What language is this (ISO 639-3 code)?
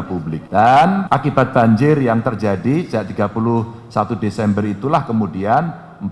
ind